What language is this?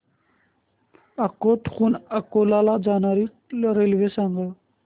Marathi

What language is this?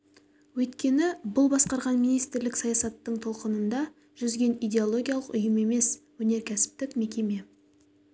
Kazakh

